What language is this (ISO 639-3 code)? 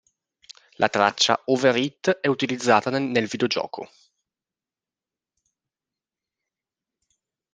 ita